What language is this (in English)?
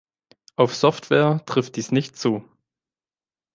German